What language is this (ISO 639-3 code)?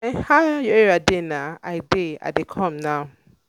pcm